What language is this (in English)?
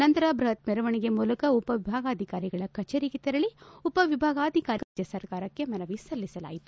Kannada